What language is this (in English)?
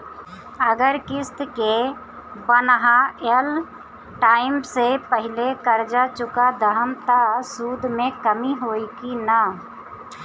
Bhojpuri